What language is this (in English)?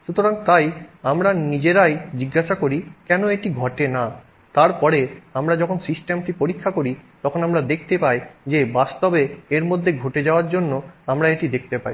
Bangla